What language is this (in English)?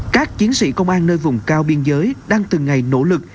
Vietnamese